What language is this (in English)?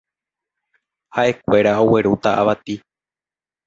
Guarani